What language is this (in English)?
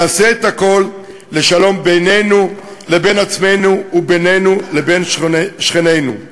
Hebrew